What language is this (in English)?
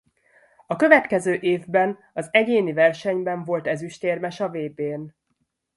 Hungarian